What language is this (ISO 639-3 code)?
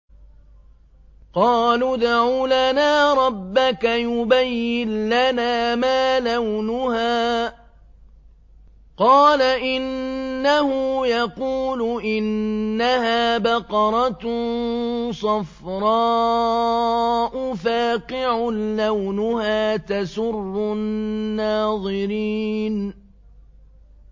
ara